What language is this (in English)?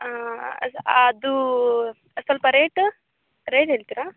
Kannada